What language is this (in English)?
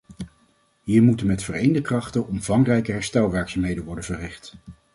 Dutch